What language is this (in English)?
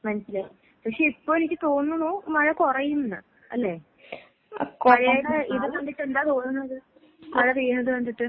Malayalam